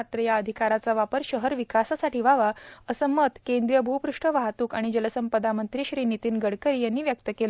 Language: Marathi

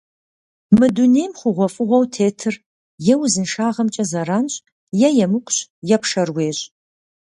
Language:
Kabardian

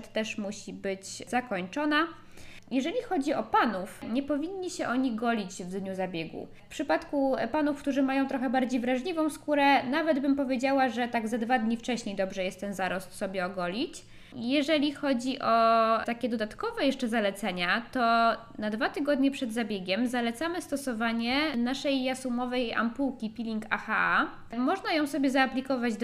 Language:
Polish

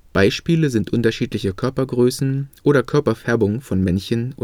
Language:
German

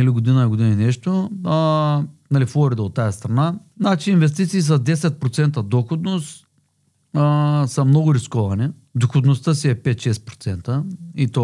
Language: Bulgarian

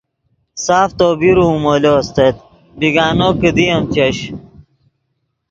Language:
Yidgha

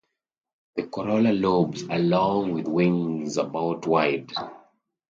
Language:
English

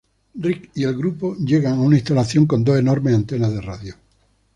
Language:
Spanish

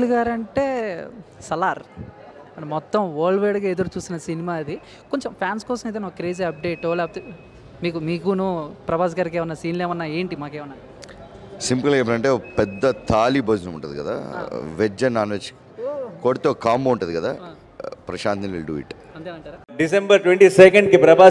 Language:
Telugu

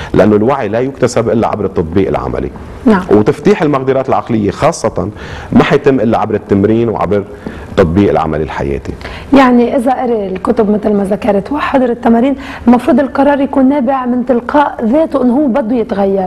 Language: Arabic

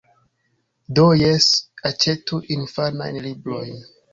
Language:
Esperanto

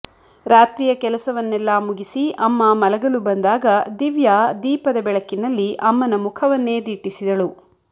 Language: Kannada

